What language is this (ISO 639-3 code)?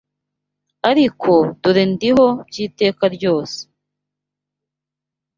kin